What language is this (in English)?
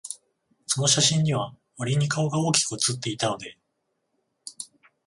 Japanese